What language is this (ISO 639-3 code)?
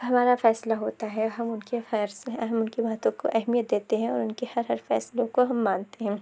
urd